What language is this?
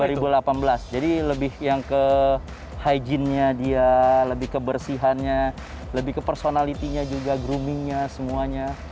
Indonesian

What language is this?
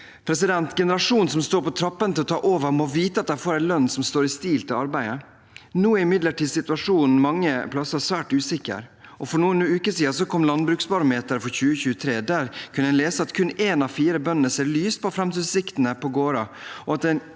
Norwegian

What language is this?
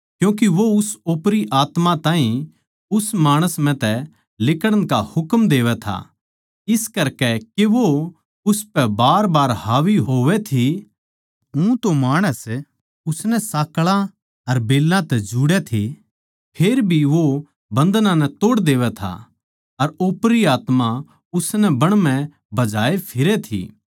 Haryanvi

